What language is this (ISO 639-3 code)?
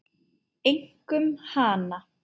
isl